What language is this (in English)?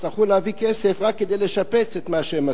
Hebrew